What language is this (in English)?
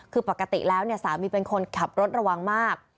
Thai